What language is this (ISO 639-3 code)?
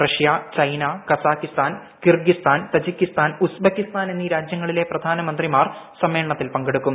mal